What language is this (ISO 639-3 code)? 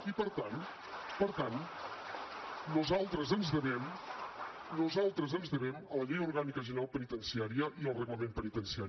cat